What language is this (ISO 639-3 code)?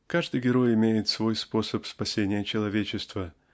rus